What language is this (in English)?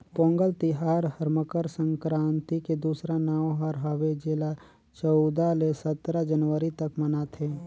Chhattisgarhi